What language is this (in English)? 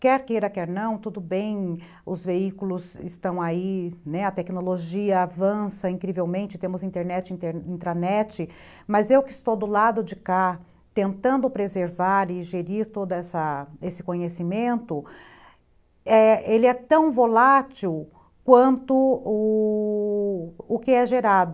Portuguese